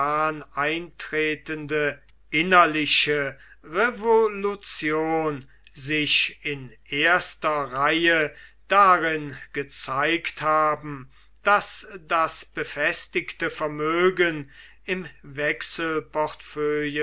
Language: German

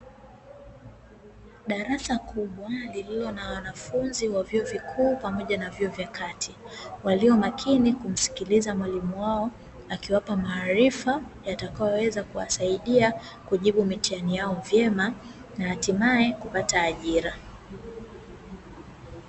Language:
Swahili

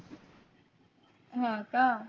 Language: Marathi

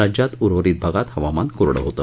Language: Marathi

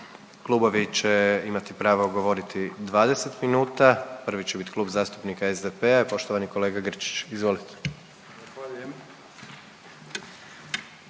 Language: Croatian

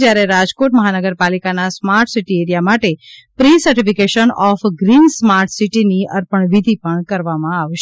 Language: Gujarati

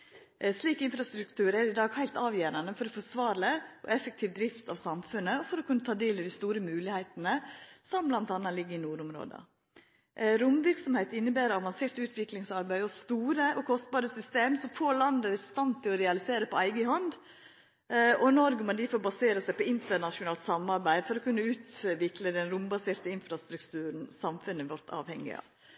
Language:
Norwegian Nynorsk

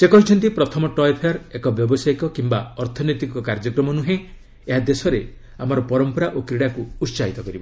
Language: Odia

